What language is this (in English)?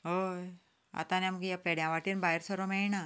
Konkani